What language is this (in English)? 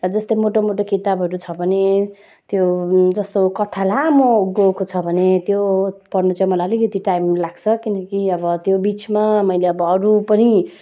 Nepali